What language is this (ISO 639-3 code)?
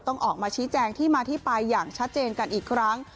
tha